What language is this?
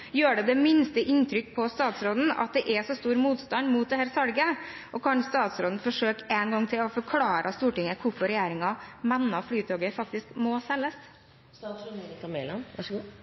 Norwegian Bokmål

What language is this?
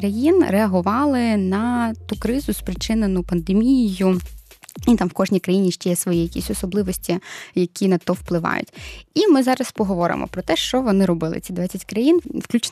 Ukrainian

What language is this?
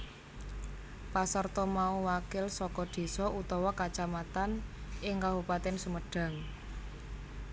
Javanese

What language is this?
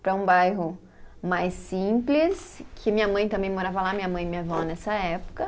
Portuguese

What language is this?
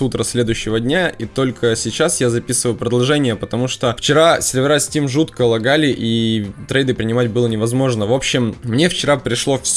Russian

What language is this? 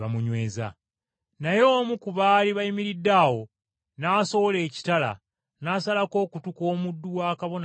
Ganda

